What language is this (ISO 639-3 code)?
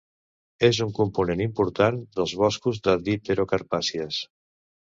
cat